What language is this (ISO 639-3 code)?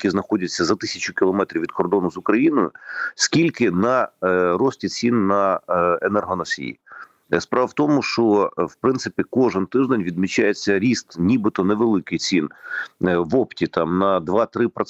ukr